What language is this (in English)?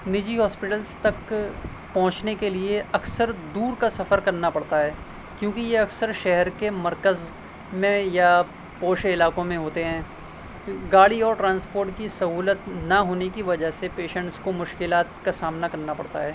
Urdu